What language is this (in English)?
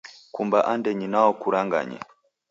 Taita